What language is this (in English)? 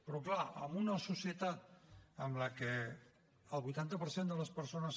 Catalan